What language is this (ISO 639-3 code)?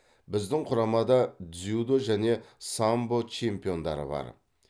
kaz